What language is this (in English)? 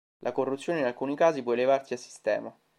Italian